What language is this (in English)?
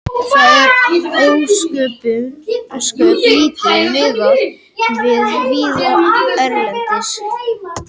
Icelandic